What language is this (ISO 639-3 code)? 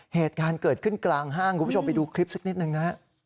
tha